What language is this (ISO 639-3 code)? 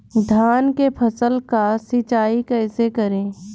bho